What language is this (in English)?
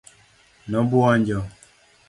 Luo (Kenya and Tanzania)